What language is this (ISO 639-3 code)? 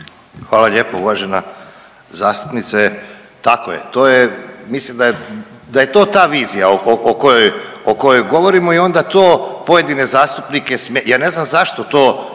hrv